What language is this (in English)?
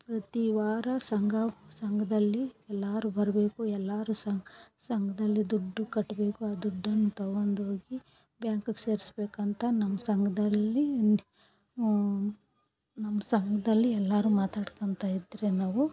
Kannada